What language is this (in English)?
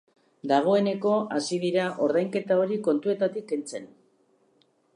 Basque